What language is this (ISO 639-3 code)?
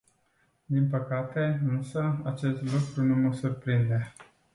ron